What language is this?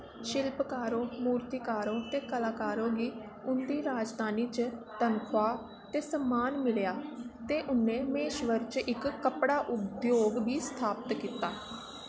Dogri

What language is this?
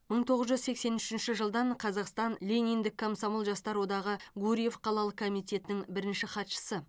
Kazakh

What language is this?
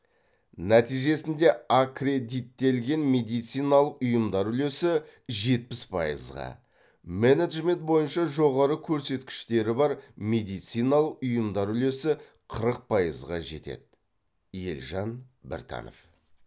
Kazakh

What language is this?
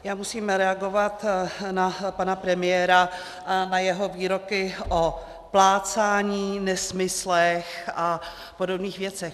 Czech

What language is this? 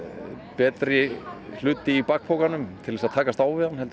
Icelandic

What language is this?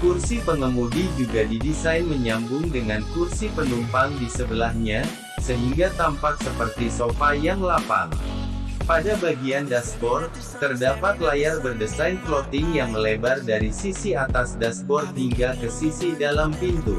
Indonesian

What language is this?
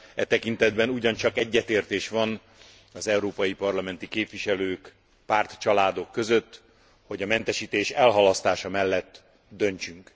Hungarian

